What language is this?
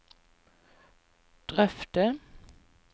Norwegian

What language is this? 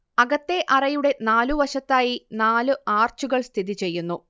Malayalam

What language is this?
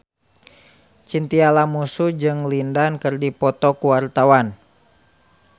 Sundanese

